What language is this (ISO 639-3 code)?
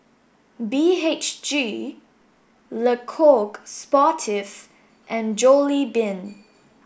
eng